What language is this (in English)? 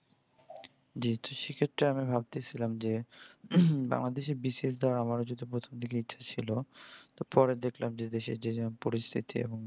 Bangla